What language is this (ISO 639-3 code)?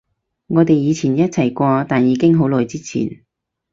yue